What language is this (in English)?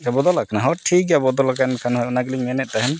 Santali